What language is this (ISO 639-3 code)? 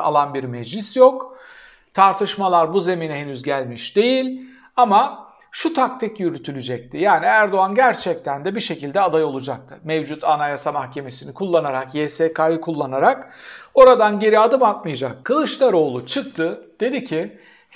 tur